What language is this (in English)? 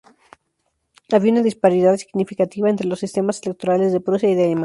Spanish